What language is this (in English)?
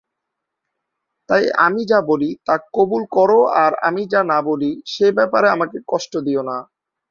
Bangla